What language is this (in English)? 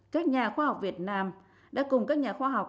Vietnamese